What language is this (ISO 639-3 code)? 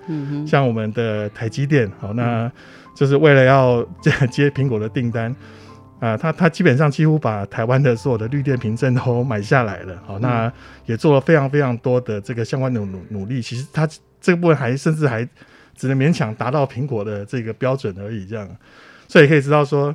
zho